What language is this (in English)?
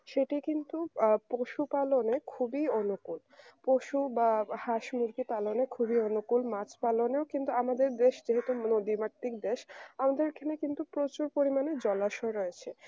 Bangla